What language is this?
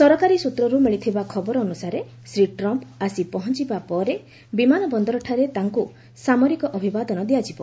Odia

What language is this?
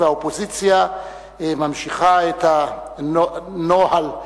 Hebrew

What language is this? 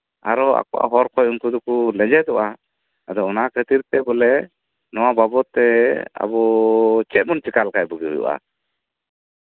Santali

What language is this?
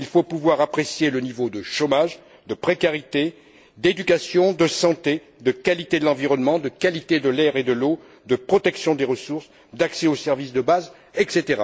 French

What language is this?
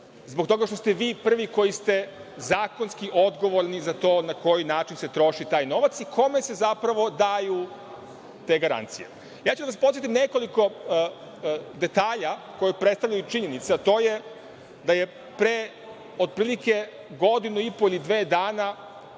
Serbian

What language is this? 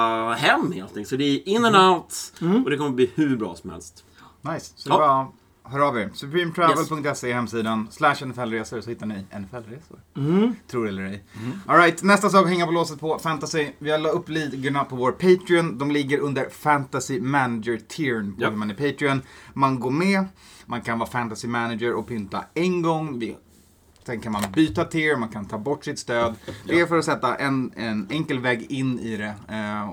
Swedish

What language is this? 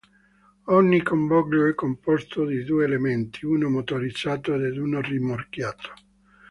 Italian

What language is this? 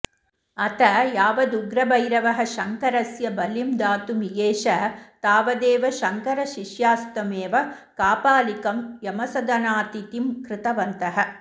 Sanskrit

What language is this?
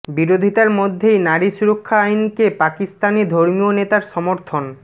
Bangla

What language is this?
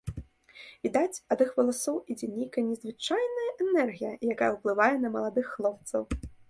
Belarusian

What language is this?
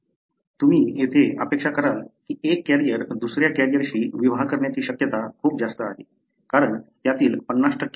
Marathi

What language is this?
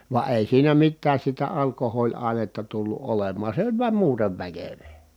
Finnish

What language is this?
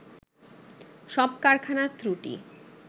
Bangla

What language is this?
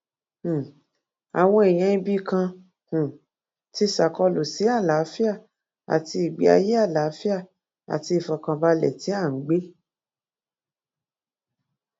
Yoruba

